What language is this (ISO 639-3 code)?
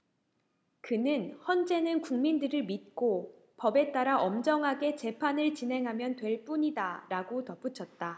kor